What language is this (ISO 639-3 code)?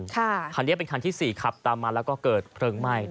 tha